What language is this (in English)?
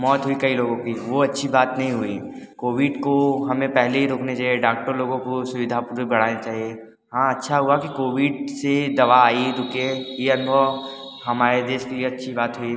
Hindi